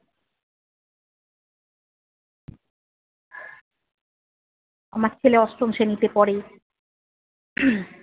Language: Bangla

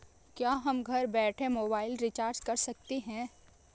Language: Hindi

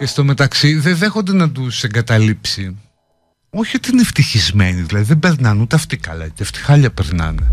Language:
Greek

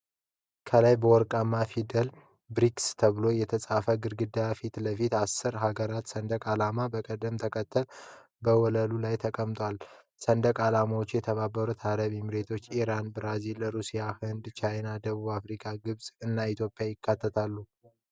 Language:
Amharic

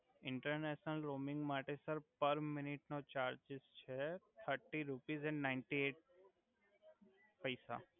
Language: Gujarati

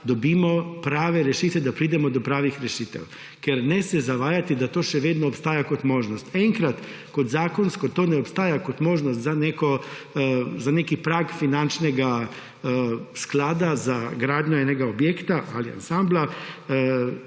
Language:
Slovenian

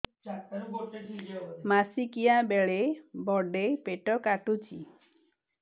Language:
Odia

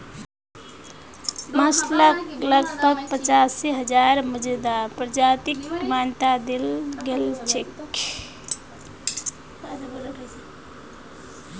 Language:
Magahi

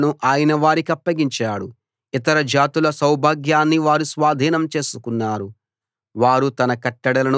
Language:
Telugu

